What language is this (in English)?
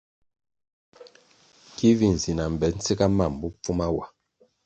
Kwasio